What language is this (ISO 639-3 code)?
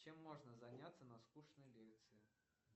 rus